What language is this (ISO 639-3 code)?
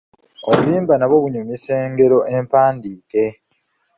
lug